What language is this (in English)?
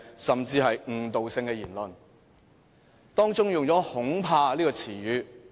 Cantonese